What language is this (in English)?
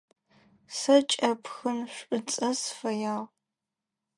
Adyghe